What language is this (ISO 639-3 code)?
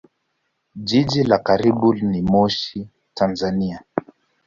swa